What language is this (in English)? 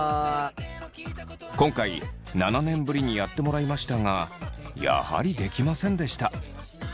Japanese